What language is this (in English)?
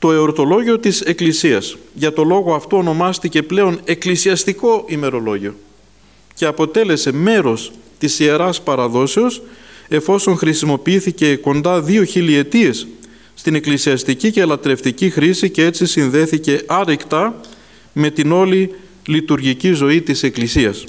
Greek